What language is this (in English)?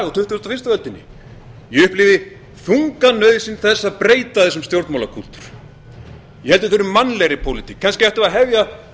Icelandic